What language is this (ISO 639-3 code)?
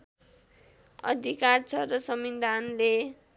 nep